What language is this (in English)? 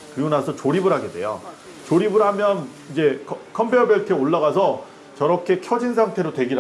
Korean